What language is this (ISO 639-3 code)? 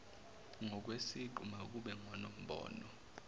zul